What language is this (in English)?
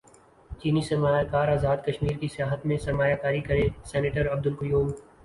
Urdu